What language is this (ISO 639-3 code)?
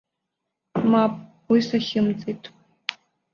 abk